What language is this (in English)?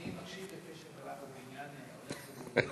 Hebrew